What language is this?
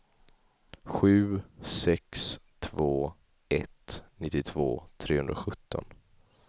Swedish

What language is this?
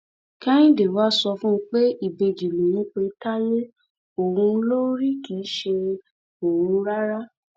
Yoruba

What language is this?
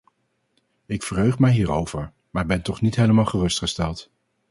Dutch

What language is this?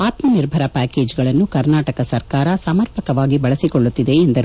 Kannada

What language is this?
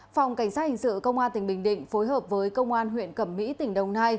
Vietnamese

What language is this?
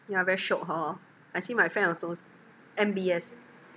English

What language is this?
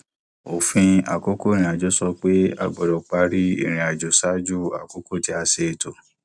Yoruba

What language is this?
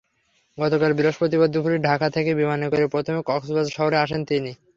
Bangla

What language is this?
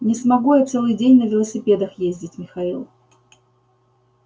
Russian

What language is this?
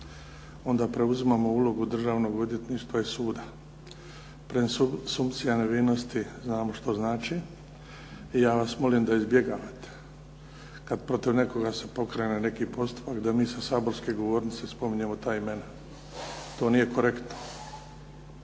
Croatian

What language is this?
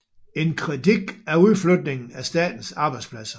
Danish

